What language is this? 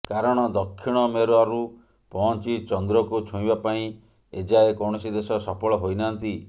Odia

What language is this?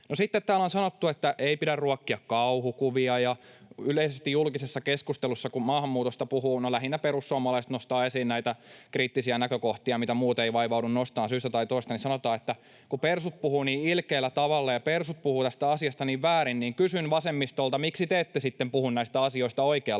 Finnish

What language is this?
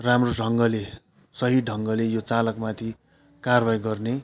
Nepali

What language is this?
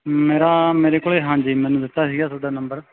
Punjabi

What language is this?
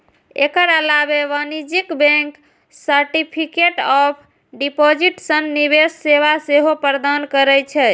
Maithili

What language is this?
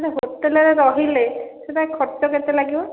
Odia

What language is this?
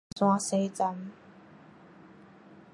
Min Nan Chinese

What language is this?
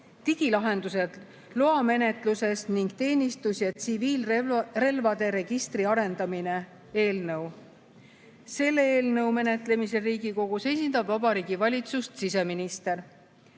Estonian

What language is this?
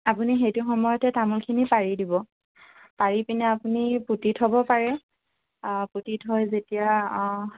Assamese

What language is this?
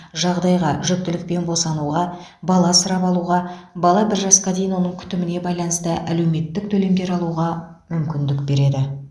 Kazakh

